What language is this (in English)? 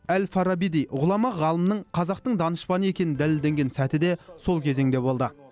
Kazakh